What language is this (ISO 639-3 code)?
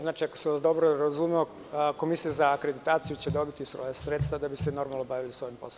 srp